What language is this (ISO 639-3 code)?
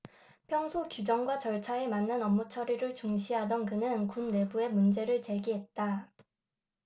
kor